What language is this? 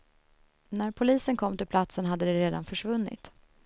Swedish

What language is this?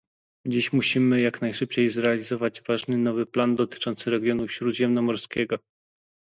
Polish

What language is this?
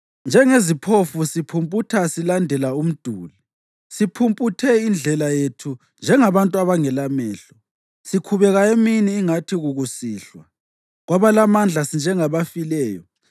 North Ndebele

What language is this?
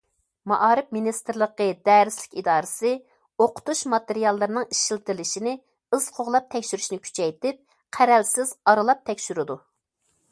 Uyghur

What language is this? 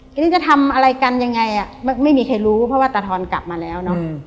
Thai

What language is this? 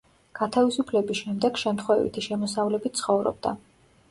Georgian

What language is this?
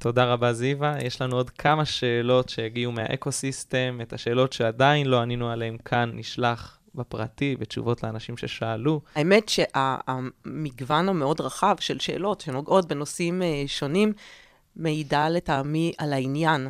Hebrew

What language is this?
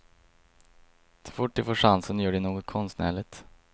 Swedish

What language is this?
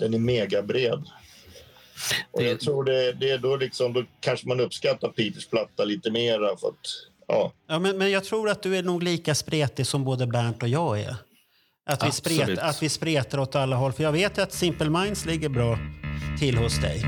Swedish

